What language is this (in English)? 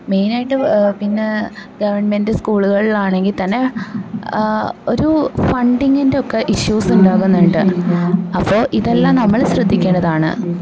Malayalam